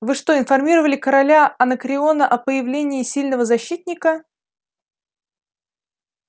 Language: Russian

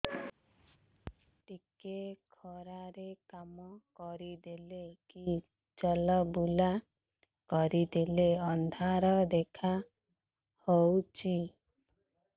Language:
Odia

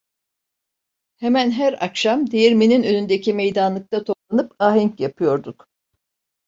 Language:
Turkish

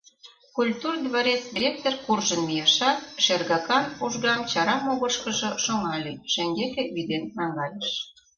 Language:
Mari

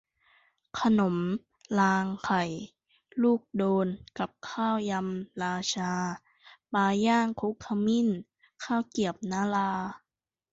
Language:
Thai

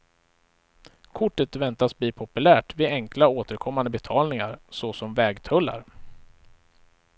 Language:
Swedish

